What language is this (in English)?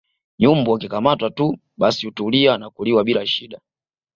Swahili